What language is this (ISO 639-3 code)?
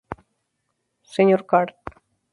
spa